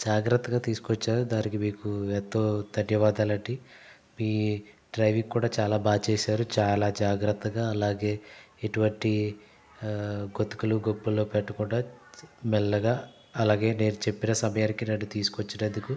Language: Telugu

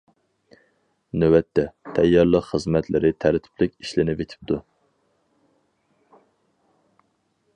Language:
Uyghur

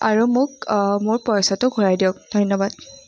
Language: Assamese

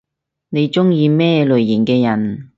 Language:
Cantonese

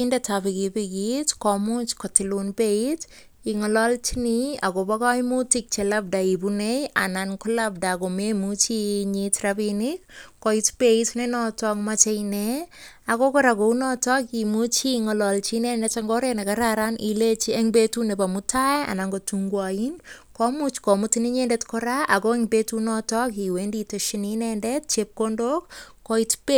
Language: Kalenjin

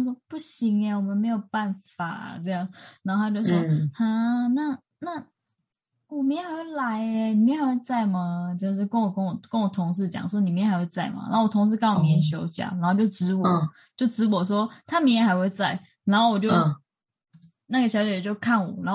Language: Chinese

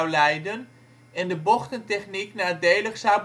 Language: Dutch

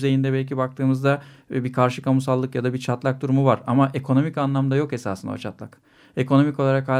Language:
Turkish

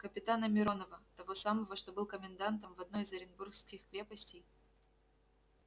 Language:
Russian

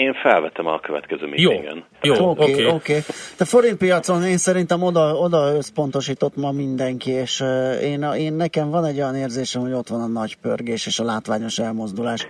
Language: Hungarian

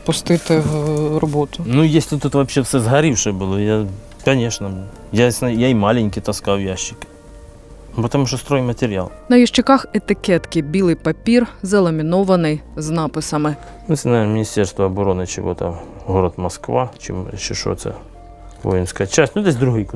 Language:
Ukrainian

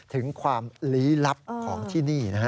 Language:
Thai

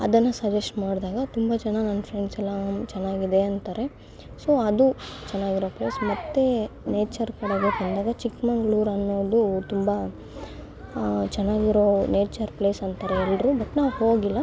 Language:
Kannada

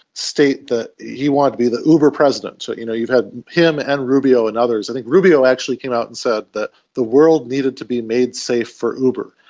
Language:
English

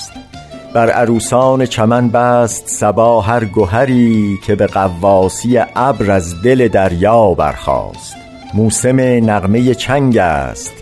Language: Persian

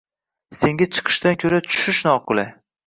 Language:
Uzbek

